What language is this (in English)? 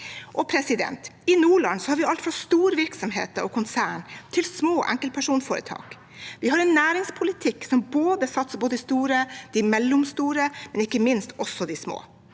Norwegian